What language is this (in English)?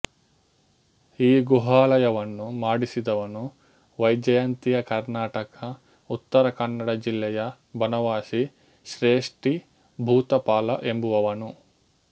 Kannada